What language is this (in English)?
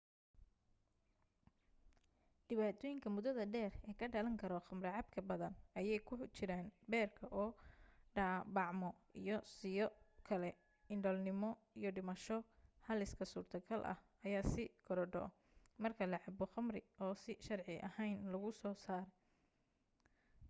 Somali